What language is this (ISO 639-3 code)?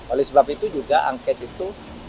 ind